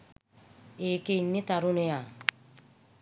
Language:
Sinhala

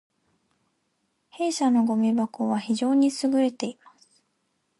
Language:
Japanese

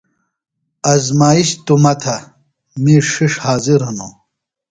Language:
Phalura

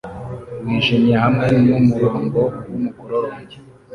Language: Kinyarwanda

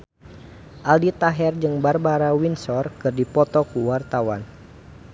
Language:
Sundanese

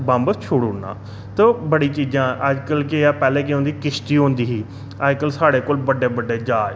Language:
Dogri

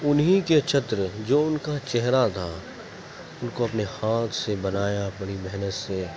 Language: Urdu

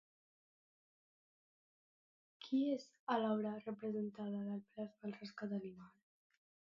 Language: Catalan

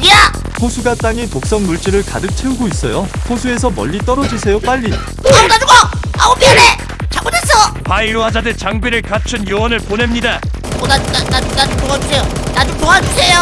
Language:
Korean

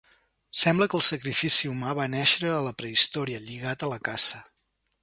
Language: Catalan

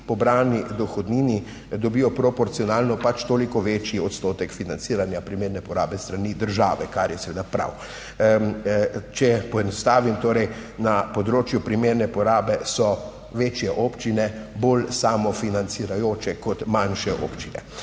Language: Slovenian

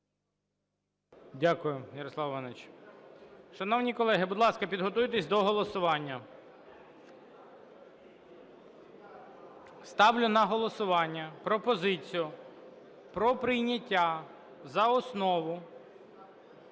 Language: Ukrainian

